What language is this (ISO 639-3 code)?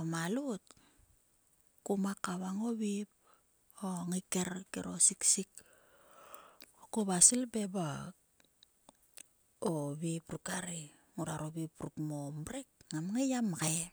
sua